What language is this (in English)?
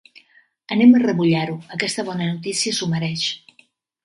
Catalan